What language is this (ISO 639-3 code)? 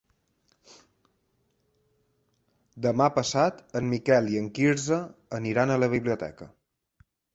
cat